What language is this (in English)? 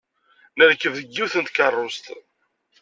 Kabyle